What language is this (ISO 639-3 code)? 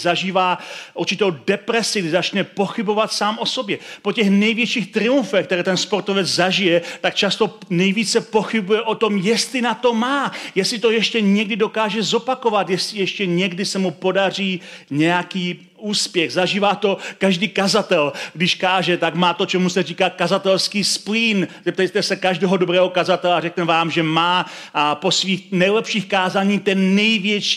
ces